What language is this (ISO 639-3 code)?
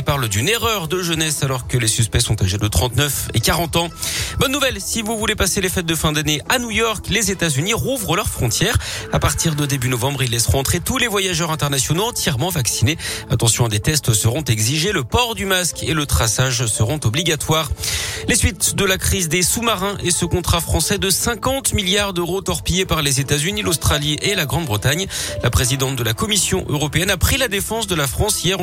fra